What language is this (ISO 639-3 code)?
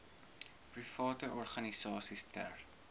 afr